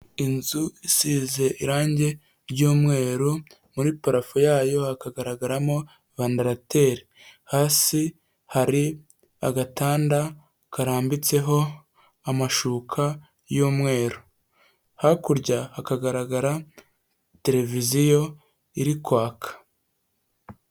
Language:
Kinyarwanda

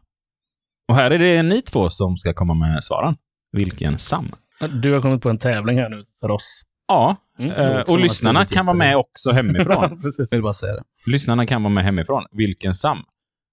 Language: Swedish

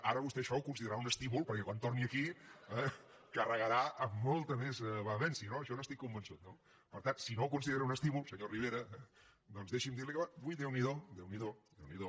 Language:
Catalan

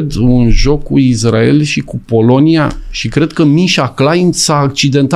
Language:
Romanian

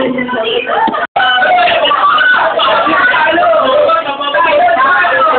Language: Ukrainian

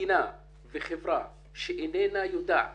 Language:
Hebrew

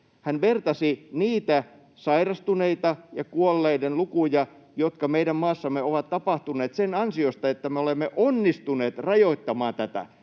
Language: Finnish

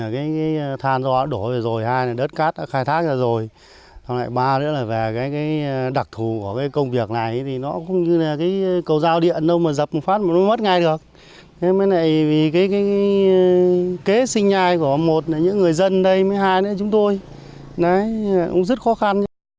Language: Vietnamese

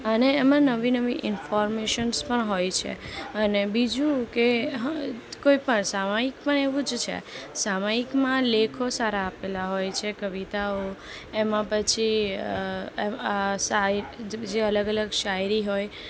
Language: Gujarati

